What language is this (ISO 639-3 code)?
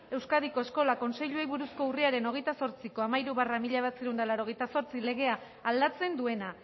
eus